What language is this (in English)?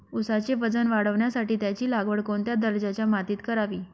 Marathi